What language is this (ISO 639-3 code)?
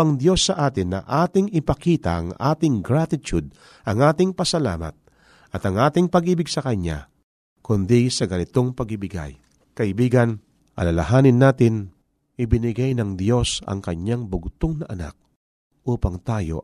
fil